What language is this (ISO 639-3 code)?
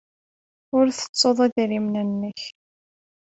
kab